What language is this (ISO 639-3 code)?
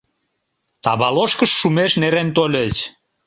chm